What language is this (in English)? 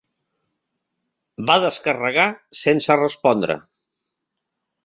Catalan